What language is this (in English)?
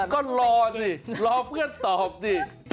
Thai